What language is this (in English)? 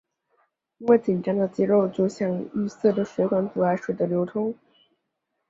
Chinese